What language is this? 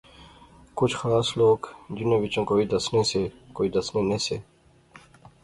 Pahari-Potwari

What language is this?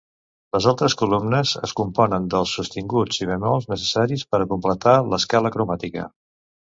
Catalan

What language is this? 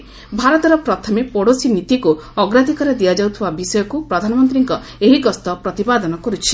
Odia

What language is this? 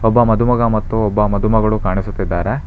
Kannada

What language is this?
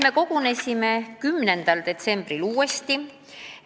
Estonian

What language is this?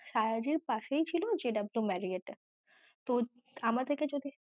Bangla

